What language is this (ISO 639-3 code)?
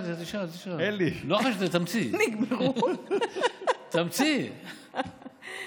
heb